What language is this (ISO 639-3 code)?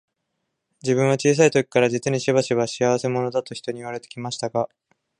jpn